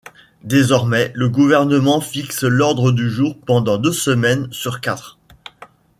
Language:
French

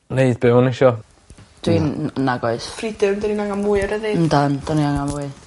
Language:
Welsh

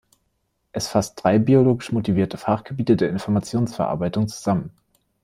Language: German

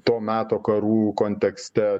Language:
Lithuanian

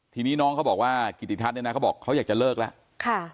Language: Thai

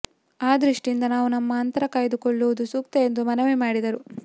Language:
Kannada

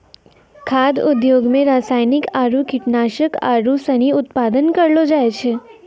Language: Maithili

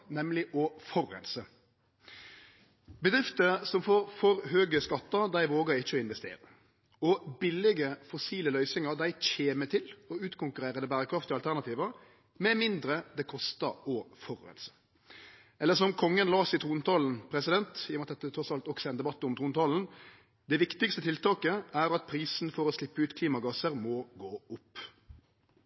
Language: Norwegian Nynorsk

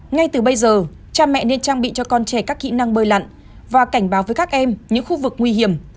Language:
Vietnamese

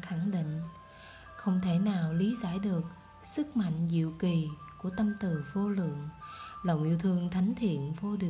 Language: Vietnamese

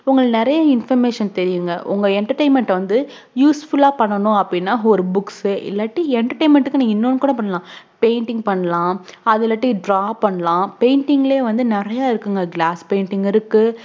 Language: Tamil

